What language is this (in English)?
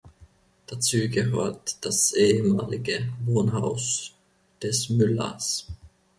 German